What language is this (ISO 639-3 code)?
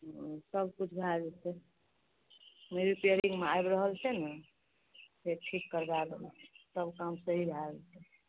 mai